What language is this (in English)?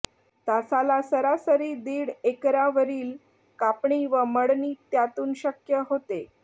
Marathi